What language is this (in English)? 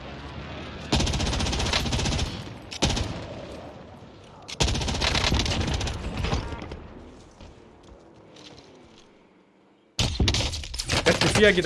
Arabic